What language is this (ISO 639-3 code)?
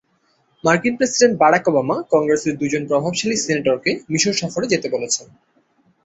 ben